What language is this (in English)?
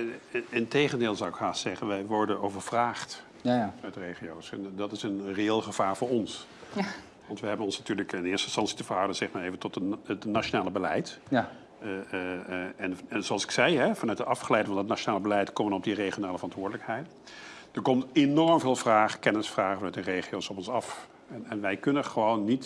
Dutch